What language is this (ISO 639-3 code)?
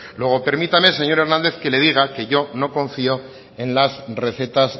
spa